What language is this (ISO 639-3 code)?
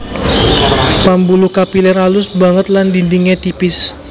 jav